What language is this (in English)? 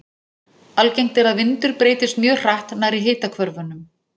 Icelandic